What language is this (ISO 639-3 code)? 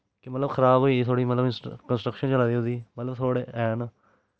doi